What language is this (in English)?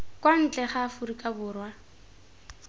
Tswana